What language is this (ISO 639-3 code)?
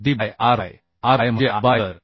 mar